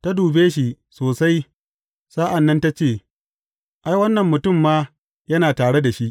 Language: Hausa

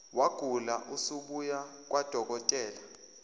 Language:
Zulu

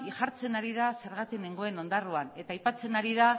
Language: Basque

